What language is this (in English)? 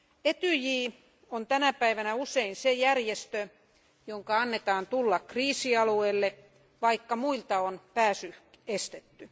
Finnish